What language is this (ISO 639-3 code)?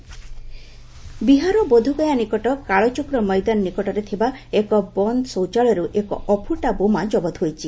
ori